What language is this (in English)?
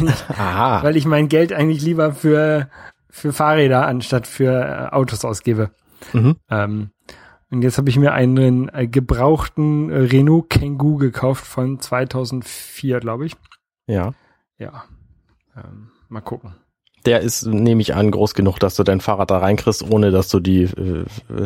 German